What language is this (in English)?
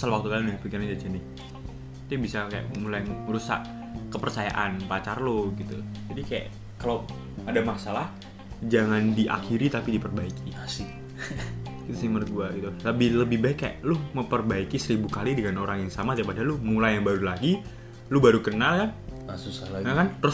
Indonesian